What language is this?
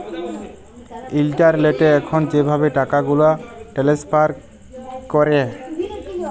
Bangla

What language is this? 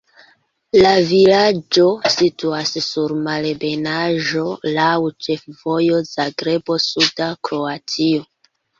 Esperanto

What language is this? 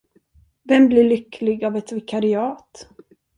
Swedish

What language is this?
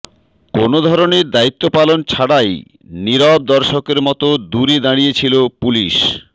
Bangla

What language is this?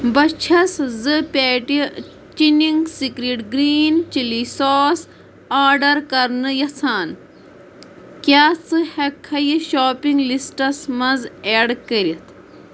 Kashmiri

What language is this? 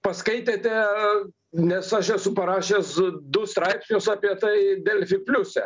Lithuanian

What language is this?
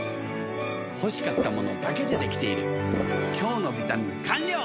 Japanese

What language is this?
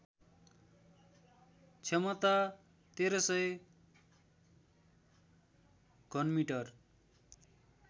Nepali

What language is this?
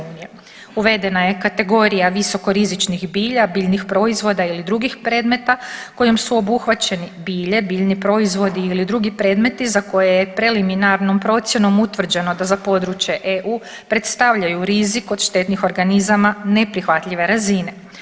Croatian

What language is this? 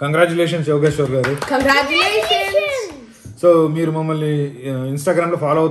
Hindi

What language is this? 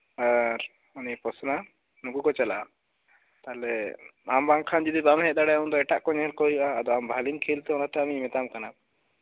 Santali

